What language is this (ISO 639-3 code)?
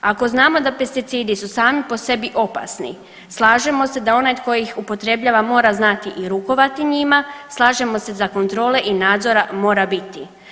hrv